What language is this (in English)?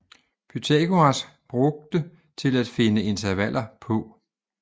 Danish